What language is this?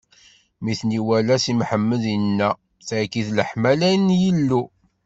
Kabyle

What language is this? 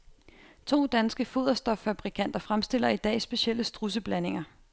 Danish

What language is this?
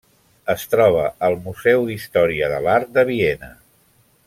Catalan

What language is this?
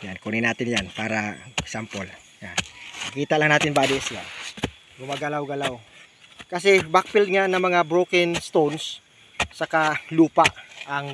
Filipino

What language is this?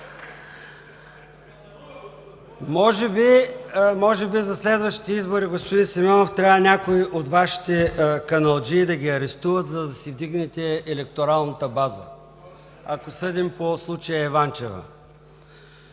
Bulgarian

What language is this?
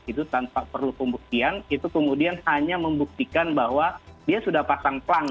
Indonesian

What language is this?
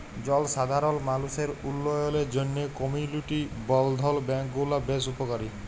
Bangla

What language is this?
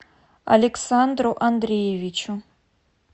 Russian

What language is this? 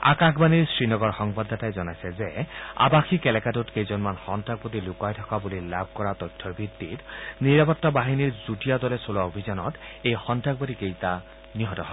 Assamese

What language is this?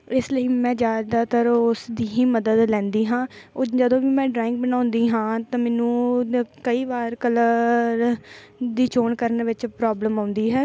Punjabi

